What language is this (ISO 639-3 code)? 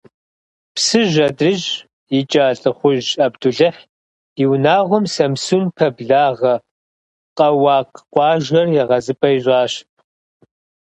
kbd